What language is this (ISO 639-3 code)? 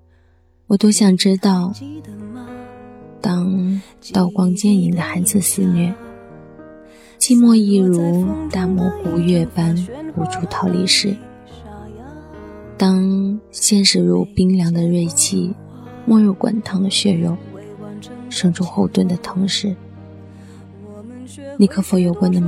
zho